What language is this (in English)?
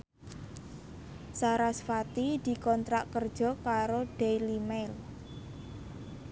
Javanese